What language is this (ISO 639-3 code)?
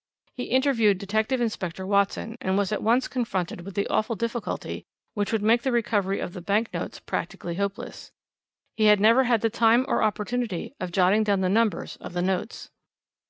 eng